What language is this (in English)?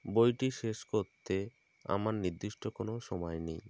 Bangla